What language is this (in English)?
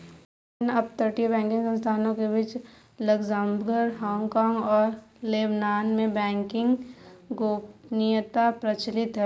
Hindi